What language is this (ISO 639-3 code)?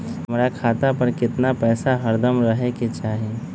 mag